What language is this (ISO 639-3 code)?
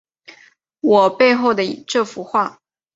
zho